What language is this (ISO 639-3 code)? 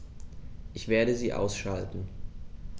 deu